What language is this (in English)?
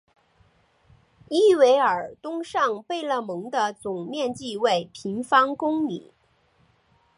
Chinese